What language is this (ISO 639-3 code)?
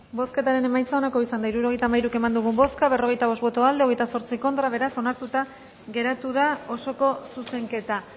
eus